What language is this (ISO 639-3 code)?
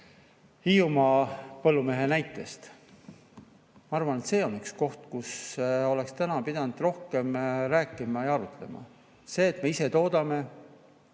est